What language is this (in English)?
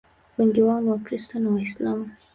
Swahili